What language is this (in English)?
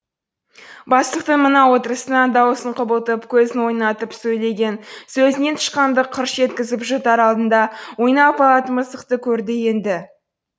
Kazakh